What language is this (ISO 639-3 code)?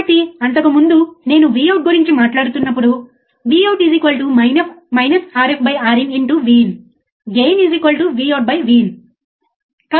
tel